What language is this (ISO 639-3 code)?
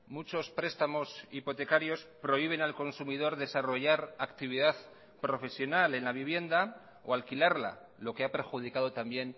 spa